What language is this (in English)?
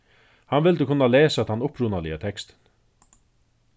Faroese